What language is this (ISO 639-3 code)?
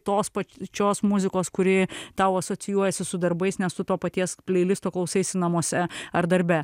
lit